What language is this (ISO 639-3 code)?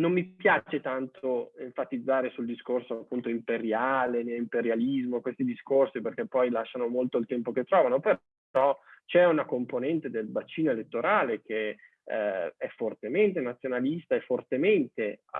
ita